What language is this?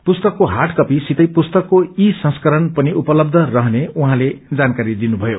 Nepali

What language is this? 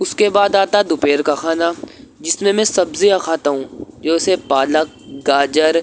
Urdu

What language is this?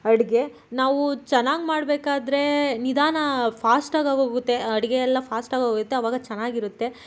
Kannada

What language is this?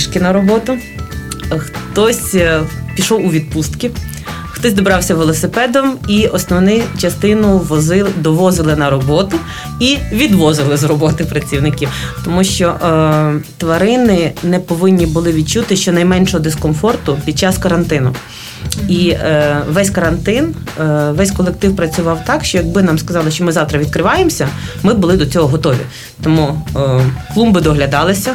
Ukrainian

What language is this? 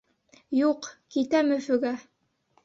Bashkir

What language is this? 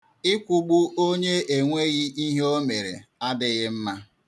Igbo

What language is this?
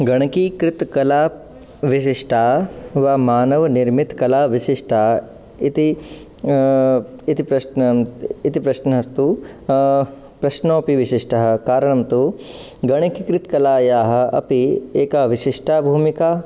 Sanskrit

